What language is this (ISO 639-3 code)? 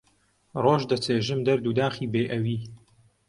ckb